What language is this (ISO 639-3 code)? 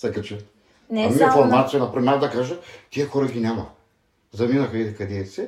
bul